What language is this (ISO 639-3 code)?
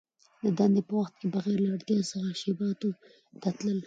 pus